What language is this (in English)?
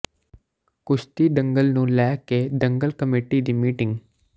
Punjabi